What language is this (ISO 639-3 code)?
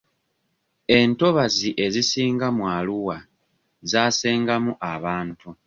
lug